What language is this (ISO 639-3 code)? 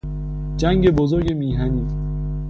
fas